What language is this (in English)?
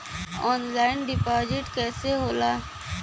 Bhojpuri